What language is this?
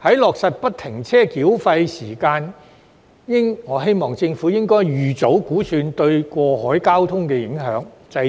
Cantonese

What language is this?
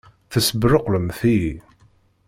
Kabyle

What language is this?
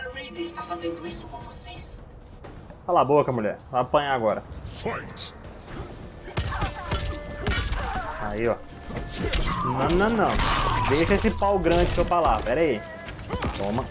Portuguese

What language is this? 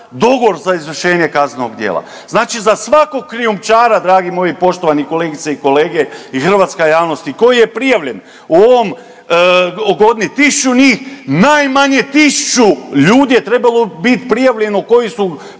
Croatian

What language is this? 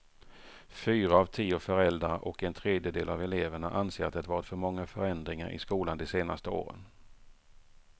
Swedish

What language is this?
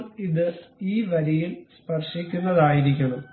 Malayalam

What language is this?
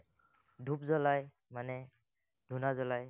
Assamese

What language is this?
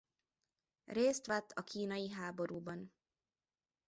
Hungarian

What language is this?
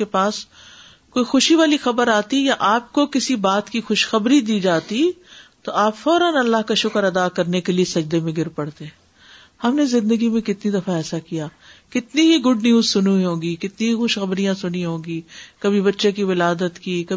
Urdu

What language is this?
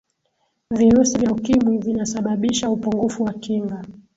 Swahili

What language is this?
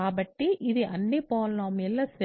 Telugu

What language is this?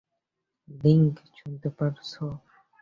Bangla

